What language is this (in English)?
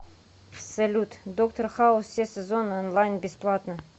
Russian